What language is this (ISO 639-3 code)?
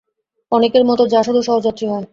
ben